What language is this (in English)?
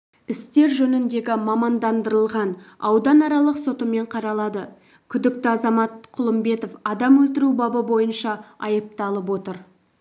Kazakh